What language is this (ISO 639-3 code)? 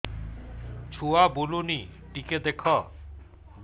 ori